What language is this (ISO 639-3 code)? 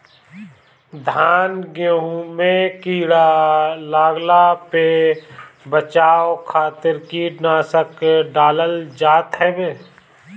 bho